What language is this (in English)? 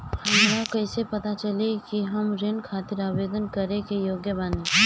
Bhojpuri